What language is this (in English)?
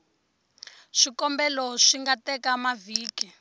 Tsonga